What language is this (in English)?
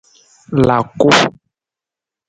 Nawdm